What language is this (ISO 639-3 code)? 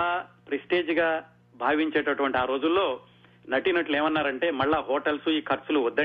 tel